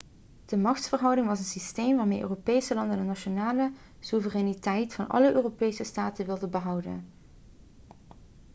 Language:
Dutch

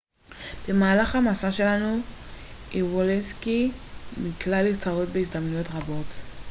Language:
Hebrew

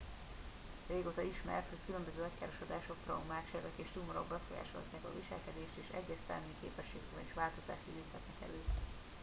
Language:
Hungarian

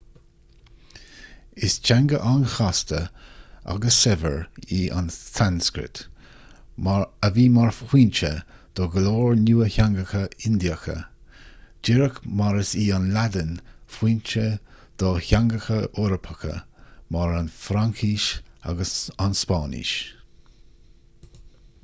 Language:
Irish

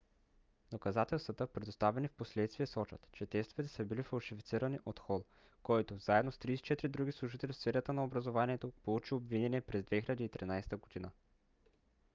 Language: Bulgarian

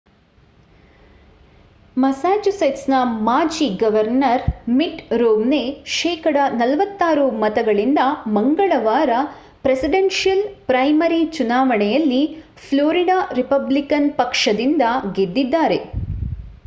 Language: Kannada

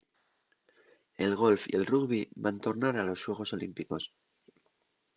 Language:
Asturian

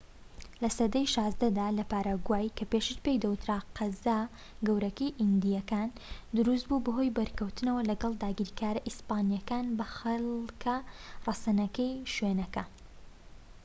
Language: Central Kurdish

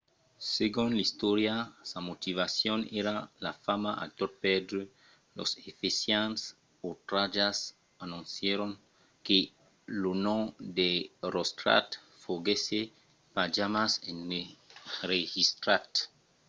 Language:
Occitan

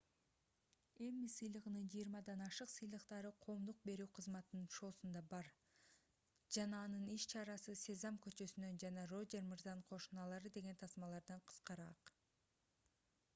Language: Kyrgyz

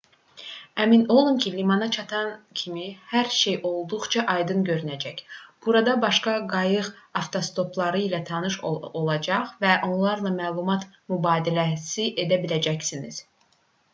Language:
Azerbaijani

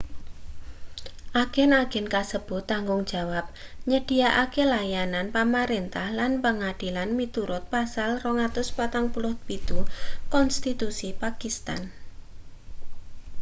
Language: Javanese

